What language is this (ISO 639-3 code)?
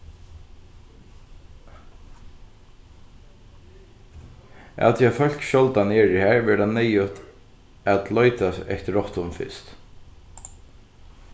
fao